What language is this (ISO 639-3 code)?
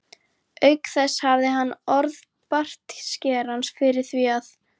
isl